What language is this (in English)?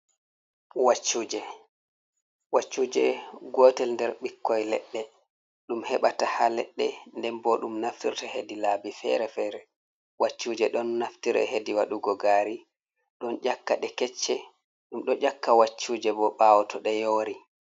Fula